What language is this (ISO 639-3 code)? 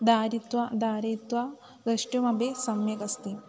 san